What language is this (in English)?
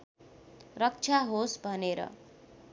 Nepali